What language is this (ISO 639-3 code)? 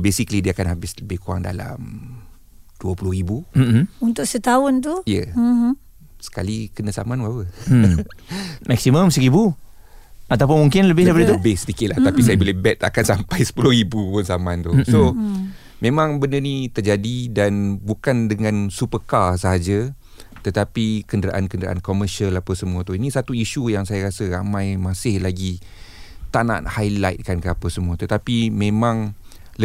msa